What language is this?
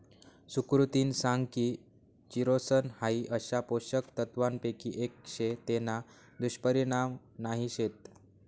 Marathi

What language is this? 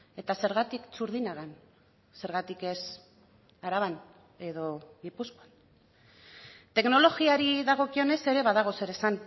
Basque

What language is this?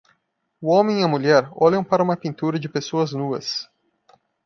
Portuguese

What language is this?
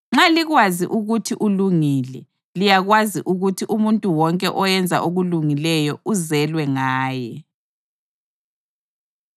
North Ndebele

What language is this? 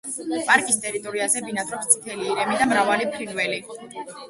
Georgian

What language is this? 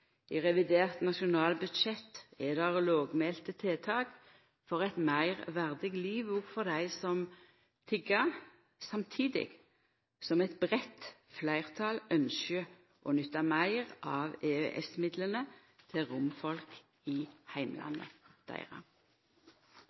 Norwegian Nynorsk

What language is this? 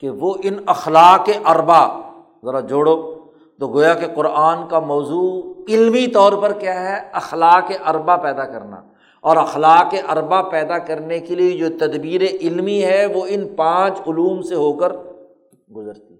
Urdu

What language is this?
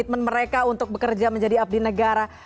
Indonesian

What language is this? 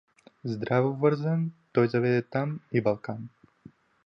Bulgarian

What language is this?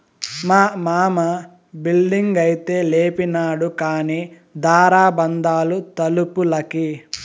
Telugu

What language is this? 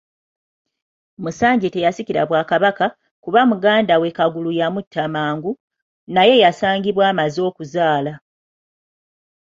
Ganda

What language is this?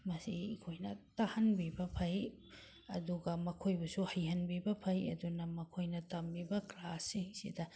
Manipuri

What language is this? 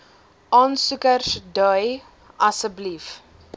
Afrikaans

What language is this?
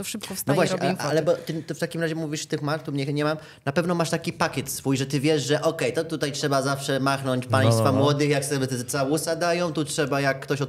Polish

